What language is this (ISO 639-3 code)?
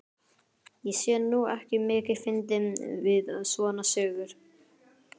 isl